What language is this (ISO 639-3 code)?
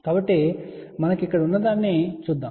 tel